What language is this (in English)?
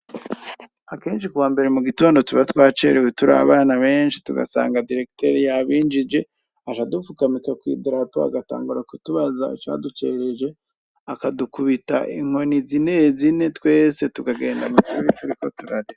Rundi